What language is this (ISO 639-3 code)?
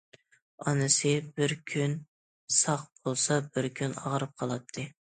uig